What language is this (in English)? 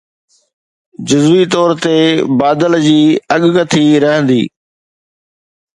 Sindhi